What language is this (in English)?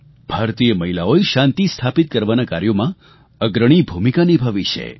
Gujarati